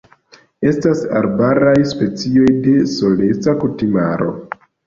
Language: Esperanto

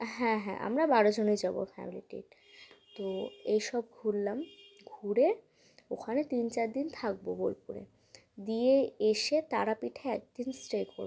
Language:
Bangla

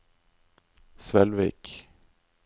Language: Norwegian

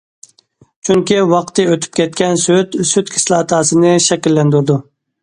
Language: Uyghur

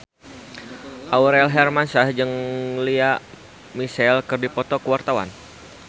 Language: Sundanese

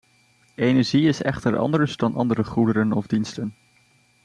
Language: Dutch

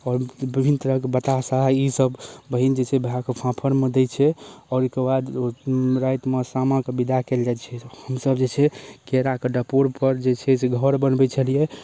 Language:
Maithili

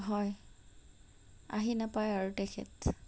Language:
Assamese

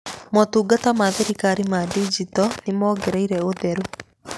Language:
Kikuyu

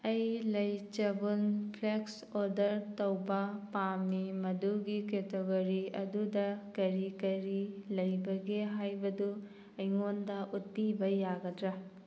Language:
Manipuri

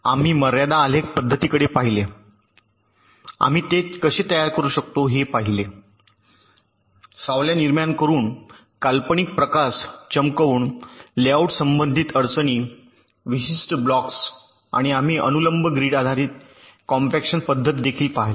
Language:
Marathi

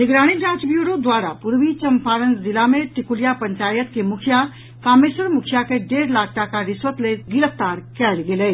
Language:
Maithili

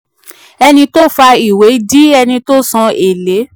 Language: Yoruba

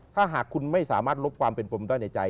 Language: Thai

